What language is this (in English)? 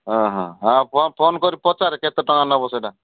Odia